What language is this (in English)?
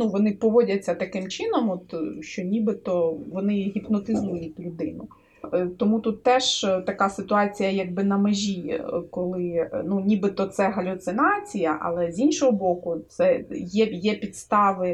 Ukrainian